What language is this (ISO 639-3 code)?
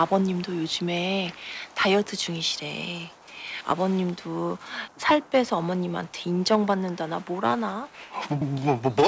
kor